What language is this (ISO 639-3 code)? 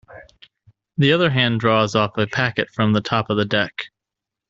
eng